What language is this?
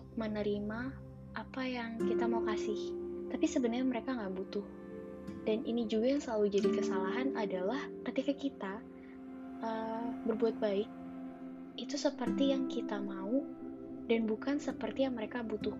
Indonesian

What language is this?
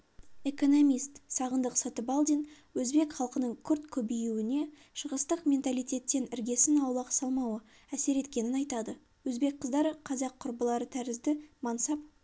Kazakh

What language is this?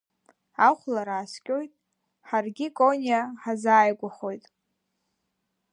Abkhazian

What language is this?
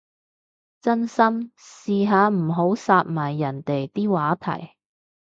Cantonese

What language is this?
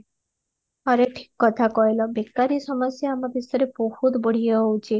Odia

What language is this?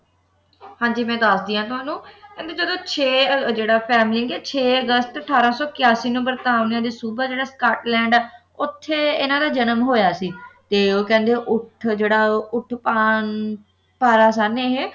Punjabi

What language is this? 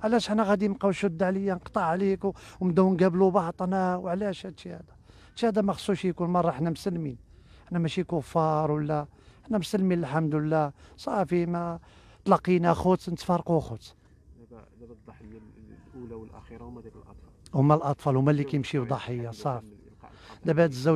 Arabic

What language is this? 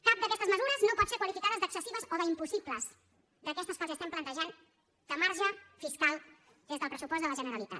Catalan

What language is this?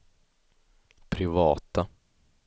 Swedish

